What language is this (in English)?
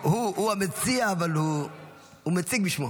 Hebrew